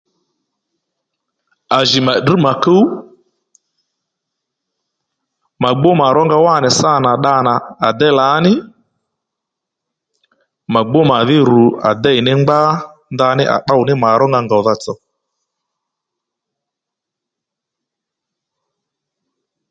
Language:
Lendu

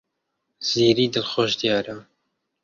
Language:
Central Kurdish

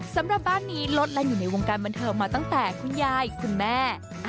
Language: Thai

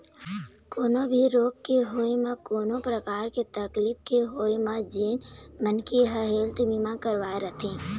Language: Chhattisgarhi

